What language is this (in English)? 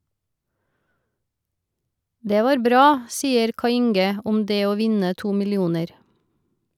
Norwegian